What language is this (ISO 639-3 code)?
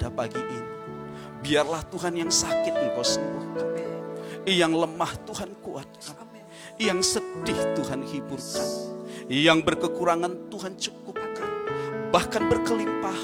ind